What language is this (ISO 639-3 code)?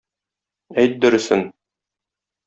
tat